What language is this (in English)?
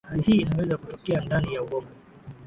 Swahili